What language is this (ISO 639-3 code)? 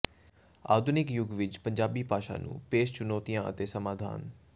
pan